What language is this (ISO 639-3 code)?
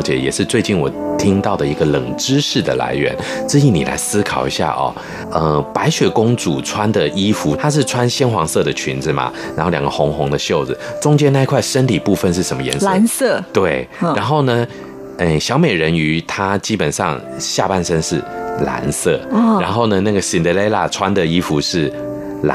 zho